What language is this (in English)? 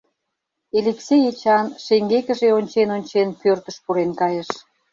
Mari